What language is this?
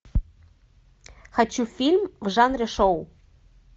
Russian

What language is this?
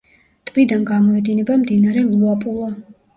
Georgian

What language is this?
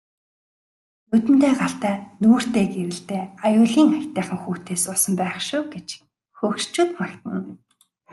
Mongolian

